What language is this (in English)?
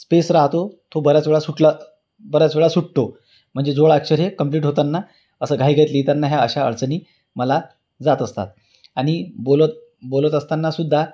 Marathi